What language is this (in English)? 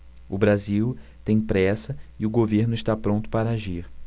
Portuguese